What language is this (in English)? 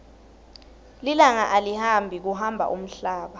Swati